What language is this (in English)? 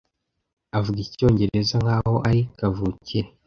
Kinyarwanda